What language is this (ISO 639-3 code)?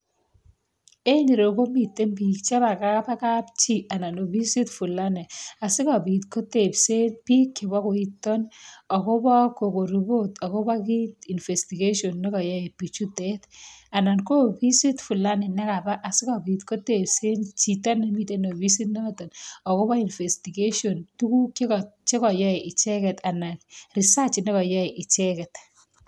kln